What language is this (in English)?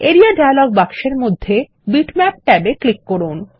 Bangla